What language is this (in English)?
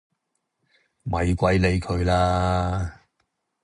Cantonese